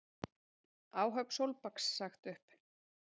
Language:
Icelandic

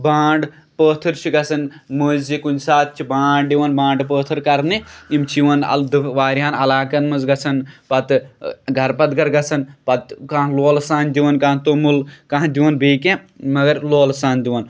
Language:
Kashmiri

